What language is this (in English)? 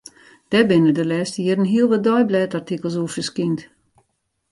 Western Frisian